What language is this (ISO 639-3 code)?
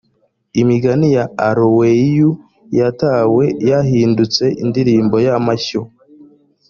kin